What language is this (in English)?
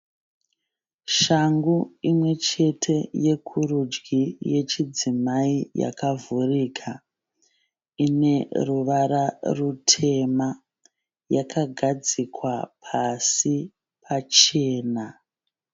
Shona